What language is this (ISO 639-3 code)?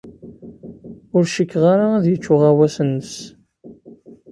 kab